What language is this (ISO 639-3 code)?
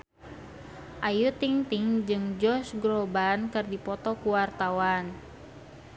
sun